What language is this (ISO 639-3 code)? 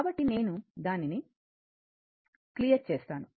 tel